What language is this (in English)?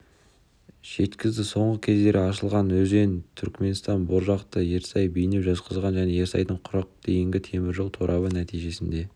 Kazakh